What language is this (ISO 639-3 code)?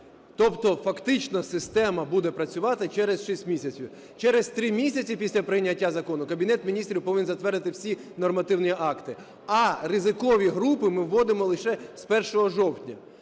ukr